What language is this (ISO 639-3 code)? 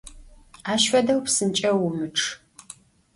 ady